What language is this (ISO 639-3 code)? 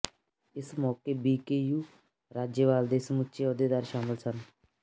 pan